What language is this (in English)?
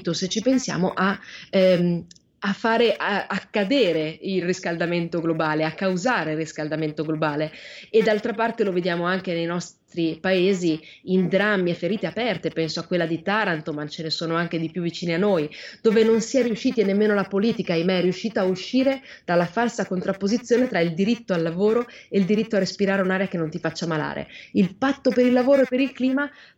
Italian